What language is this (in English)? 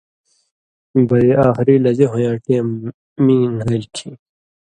Indus Kohistani